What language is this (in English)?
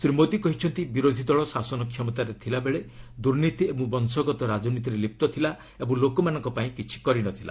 Odia